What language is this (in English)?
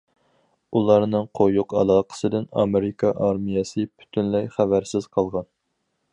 Uyghur